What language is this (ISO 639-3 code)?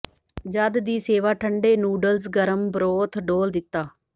pan